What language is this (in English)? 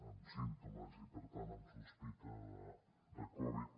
Catalan